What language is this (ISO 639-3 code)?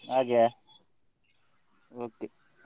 kan